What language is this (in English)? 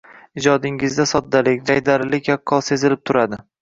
Uzbek